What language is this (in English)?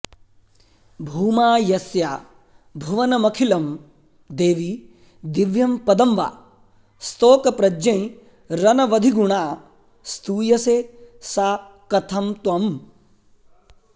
Sanskrit